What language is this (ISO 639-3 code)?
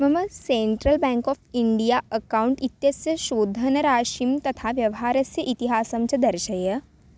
san